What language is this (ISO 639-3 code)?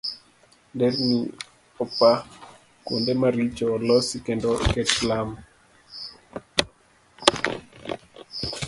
luo